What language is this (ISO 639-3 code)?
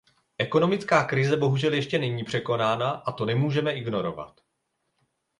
ces